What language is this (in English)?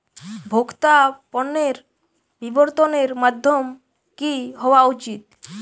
Bangla